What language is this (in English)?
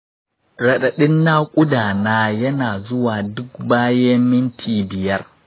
Hausa